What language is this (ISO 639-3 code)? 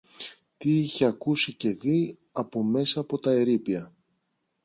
ell